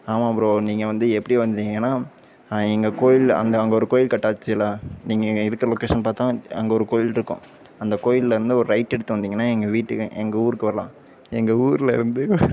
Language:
Tamil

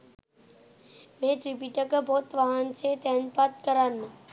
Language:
Sinhala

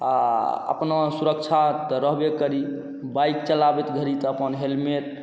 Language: Maithili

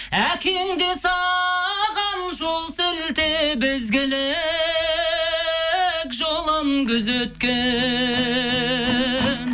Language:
Kazakh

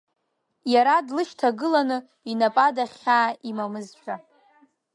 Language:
Abkhazian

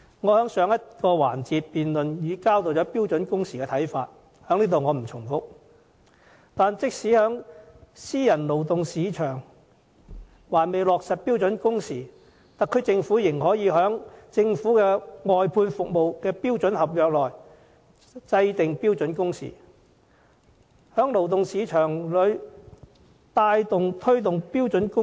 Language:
Cantonese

